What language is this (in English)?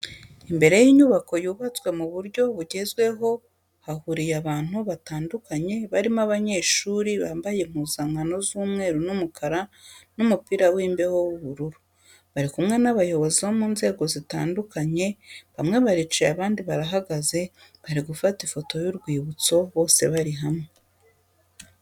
Kinyarwanda